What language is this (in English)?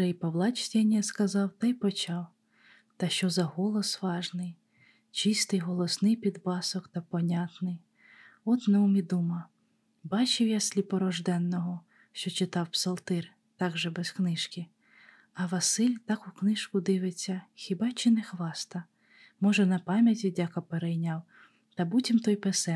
Ukrainian